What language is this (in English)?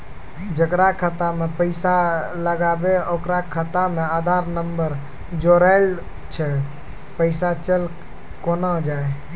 Maithili